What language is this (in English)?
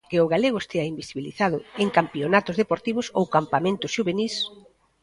Galician